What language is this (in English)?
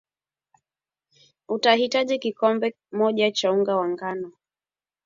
Swahili